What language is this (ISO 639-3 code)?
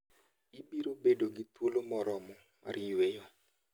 luo